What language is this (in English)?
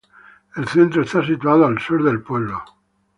Spanish